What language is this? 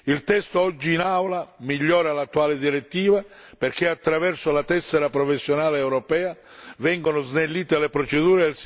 Italian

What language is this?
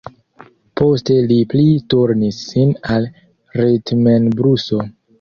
Esperanto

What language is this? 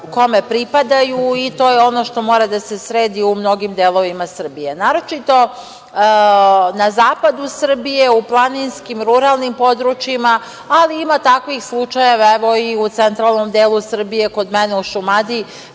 Serbian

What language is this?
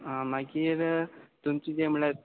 Konkani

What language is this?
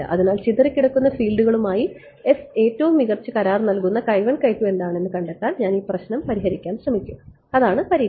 Malayalam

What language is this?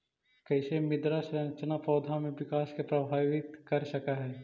Magahi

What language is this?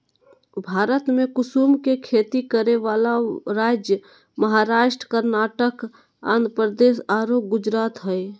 Magahi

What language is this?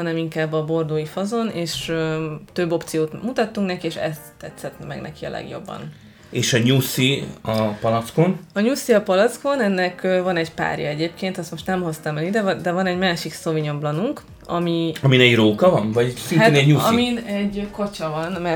Hungarian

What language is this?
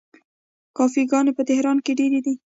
Pashto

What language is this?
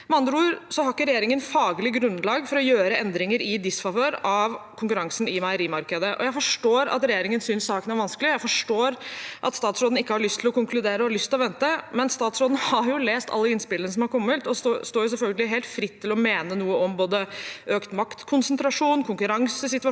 Norwegian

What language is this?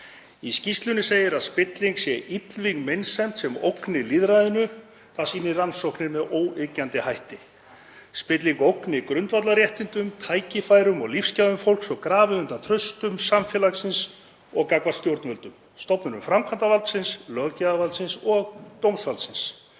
Icelandic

